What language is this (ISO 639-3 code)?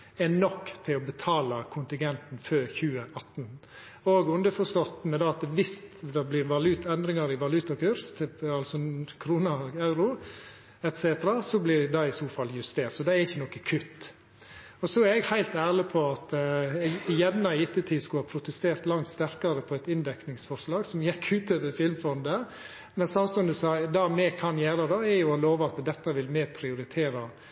nno